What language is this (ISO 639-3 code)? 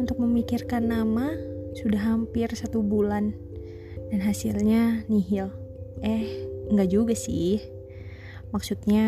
ind